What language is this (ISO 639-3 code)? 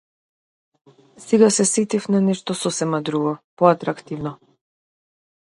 mkd